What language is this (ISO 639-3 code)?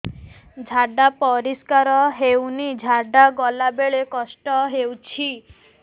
ori